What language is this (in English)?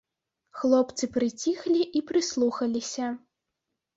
Belarusian